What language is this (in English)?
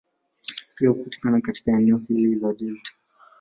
Swahili